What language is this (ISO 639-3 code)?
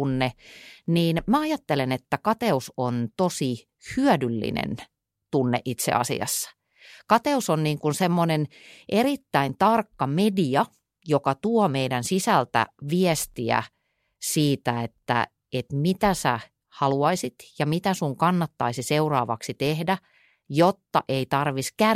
fin